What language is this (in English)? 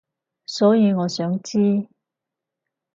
Cantonese